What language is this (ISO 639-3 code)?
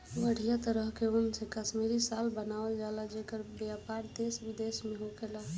bho